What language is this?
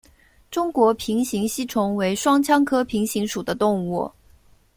Chinese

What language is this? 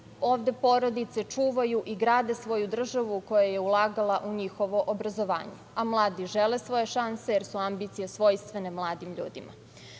Serbian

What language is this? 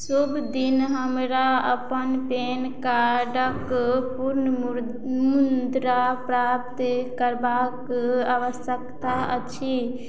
Maithili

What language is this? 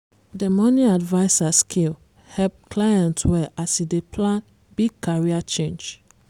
Nigerian Pidgin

